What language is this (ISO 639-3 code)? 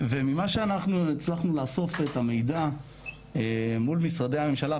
heb